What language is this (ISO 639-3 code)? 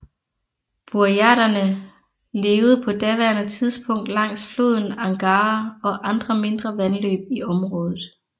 dan